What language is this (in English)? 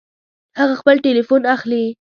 Pashto